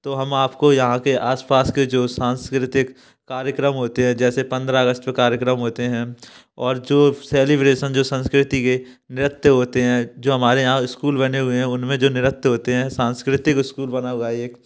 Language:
Hindi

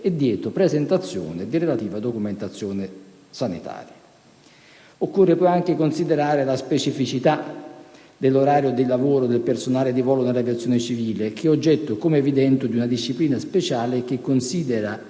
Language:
Italian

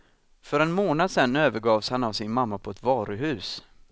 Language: Swedish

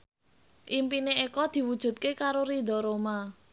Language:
Javanese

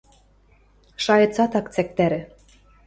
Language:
Western Mari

